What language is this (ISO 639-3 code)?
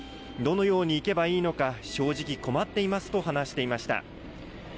jpn